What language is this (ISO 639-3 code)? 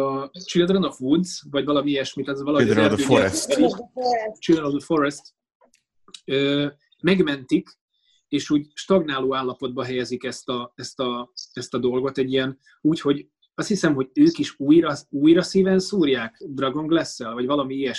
hun